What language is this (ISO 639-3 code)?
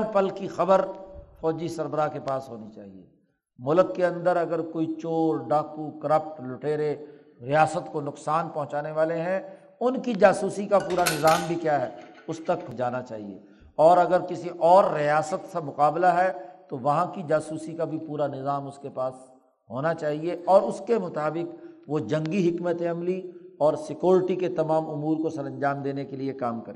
urd